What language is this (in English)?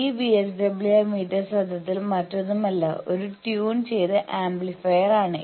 Malayalam